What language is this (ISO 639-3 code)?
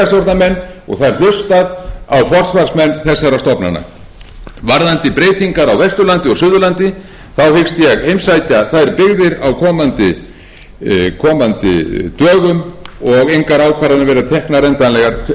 isl